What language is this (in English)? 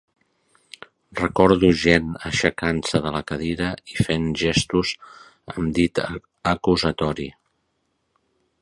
Catalan